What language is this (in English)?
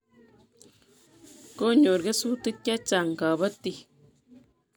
Kalenjin